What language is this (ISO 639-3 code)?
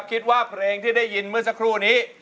tha